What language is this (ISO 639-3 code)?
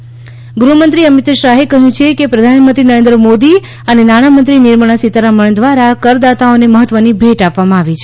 guj